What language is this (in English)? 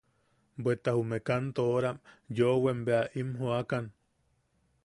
Yaqui